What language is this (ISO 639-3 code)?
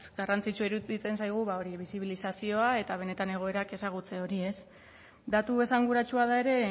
eus